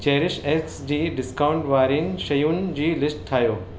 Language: Sindhi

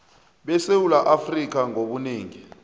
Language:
South Ndebele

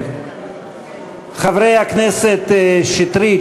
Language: Hebrew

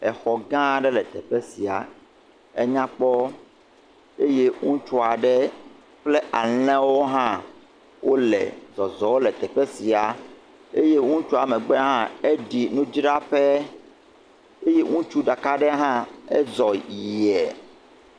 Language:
Ewe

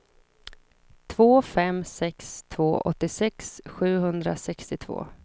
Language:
Swedish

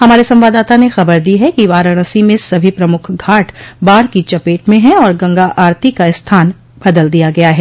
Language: Hindi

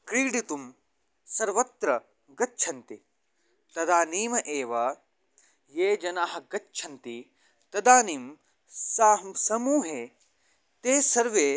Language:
Sanskrit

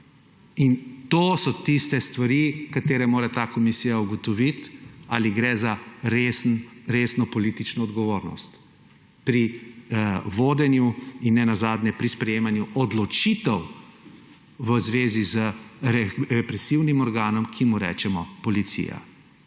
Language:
Slovenian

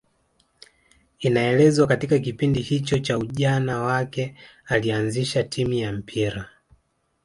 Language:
Swahili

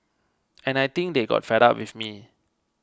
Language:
English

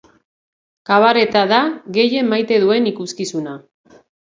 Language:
Basque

